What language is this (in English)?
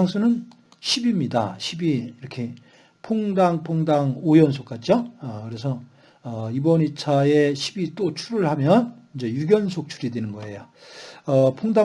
Korean